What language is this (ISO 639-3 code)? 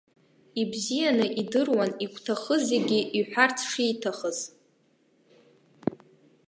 abk